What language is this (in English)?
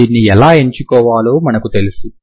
Telugu